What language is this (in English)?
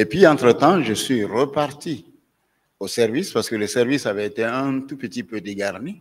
French